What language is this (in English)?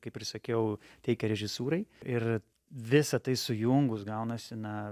Lithuanian